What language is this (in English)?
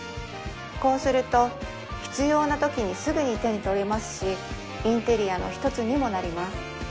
Japanese